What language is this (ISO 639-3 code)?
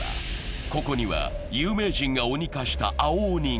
jpn